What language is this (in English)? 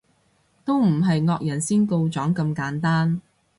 Cantonese